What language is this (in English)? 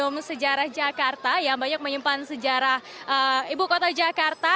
Indonesian